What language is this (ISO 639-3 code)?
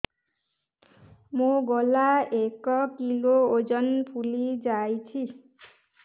ori